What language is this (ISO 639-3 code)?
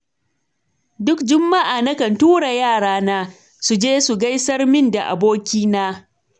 hau